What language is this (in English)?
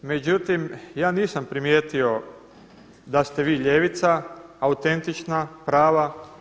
Croatian